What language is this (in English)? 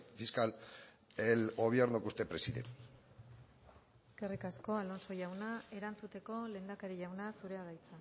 Basque